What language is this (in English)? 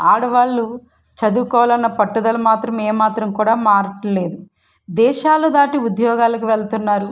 Telugu